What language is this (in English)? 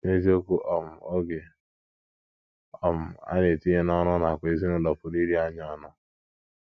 Igbo